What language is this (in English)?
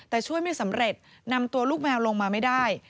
Thai